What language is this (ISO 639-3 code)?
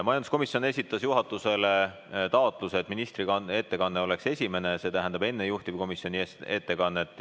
est